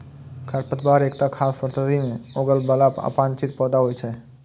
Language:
Maithili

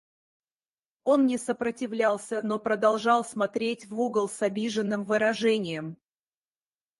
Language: Russian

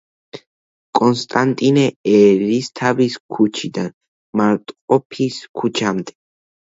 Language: Georgian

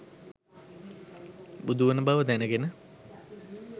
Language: Sinhala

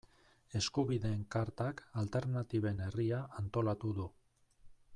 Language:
Basque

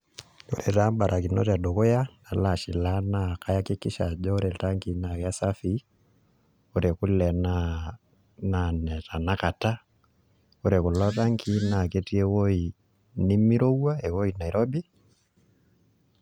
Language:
Masai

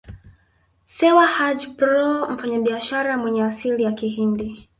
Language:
Swahili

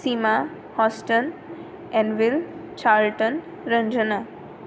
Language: Konkani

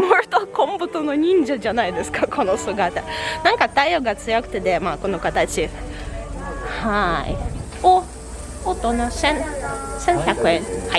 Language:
Japanese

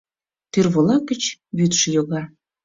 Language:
Mari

